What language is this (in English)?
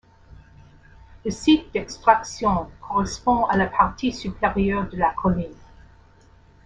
French